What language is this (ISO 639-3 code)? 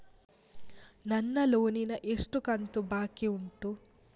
kan